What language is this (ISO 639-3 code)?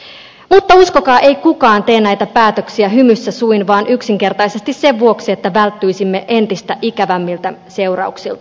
fin